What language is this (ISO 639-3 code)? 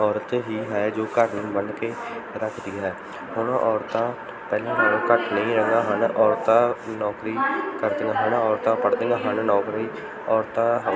pan